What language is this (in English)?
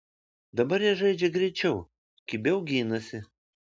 Lithuanian